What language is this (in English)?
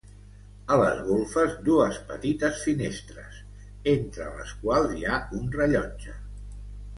Catalan